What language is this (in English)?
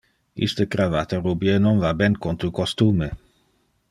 Interlingua